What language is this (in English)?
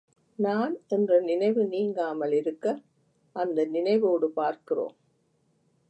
Tamil